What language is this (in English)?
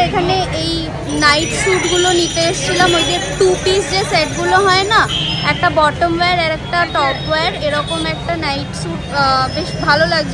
Bangla